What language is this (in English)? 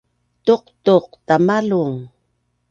Bunun